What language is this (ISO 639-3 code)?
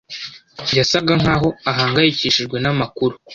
kin